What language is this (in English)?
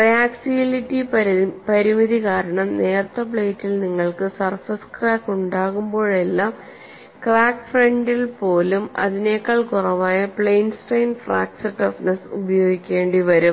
Malayalam